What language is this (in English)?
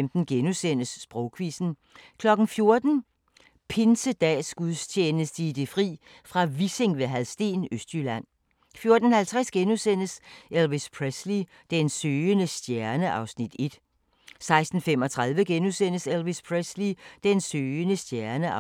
Danish